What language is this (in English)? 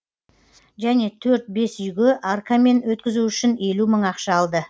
Kazakh